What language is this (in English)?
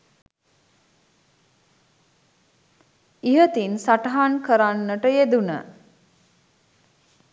Sinhala